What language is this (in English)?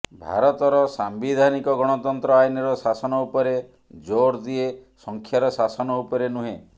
Odia